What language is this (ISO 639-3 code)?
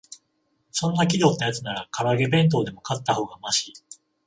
jpn